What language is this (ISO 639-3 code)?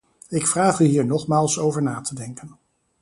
nld